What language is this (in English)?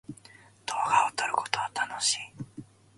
Japanese